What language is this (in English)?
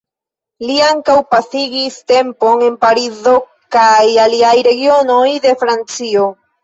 Esperanto